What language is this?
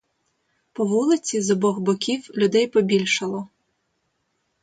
Ukrainian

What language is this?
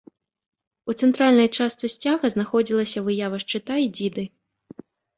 Belarusian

